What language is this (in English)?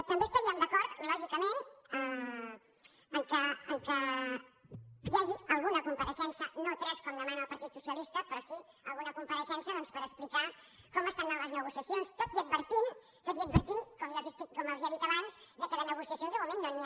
Catalan